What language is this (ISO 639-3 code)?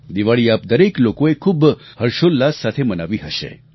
guj